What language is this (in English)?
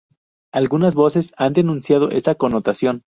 Spanish